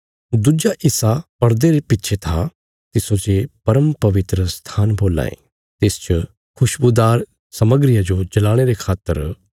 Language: Bilaspuri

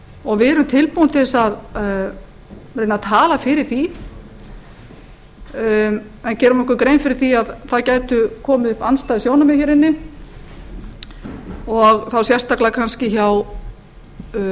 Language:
Icelandic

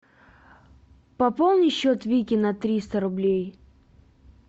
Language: Russian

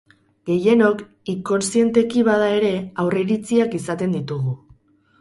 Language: Basque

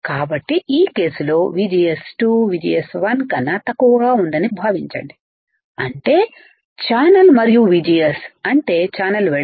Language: Telugu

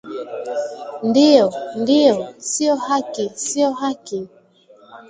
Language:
Swahili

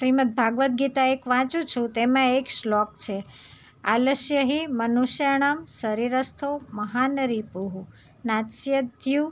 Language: Gujarati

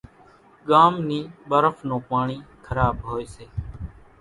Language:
Kachi Koli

